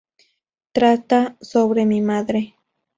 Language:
Spanish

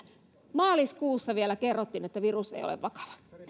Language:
Finnish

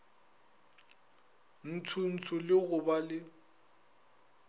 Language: Northern Sotho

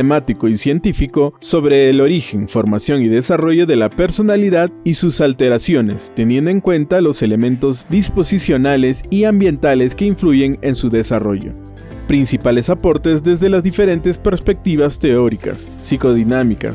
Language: Spanish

